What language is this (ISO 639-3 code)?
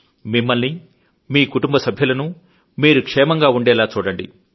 tel